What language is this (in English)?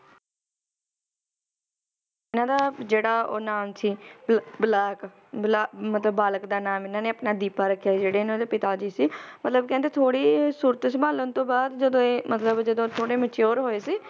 Punjabi